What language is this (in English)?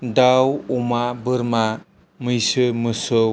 Bodo